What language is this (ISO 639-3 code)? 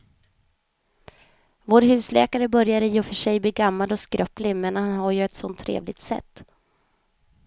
swe